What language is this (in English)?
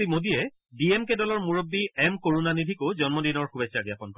Assamese